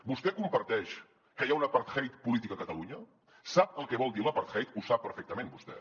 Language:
Catalan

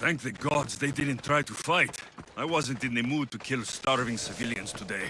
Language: English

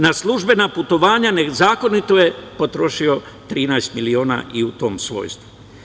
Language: Serbian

